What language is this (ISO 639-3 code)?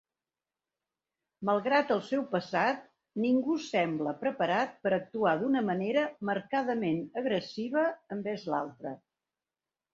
cat